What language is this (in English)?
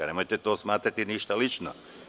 Serbian